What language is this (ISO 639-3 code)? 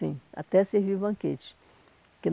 por